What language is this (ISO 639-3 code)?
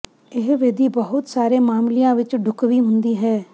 pan